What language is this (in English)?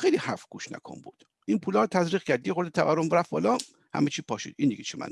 Persian